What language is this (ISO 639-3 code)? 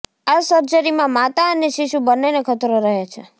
guj